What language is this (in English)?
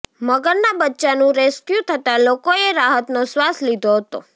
Gujarati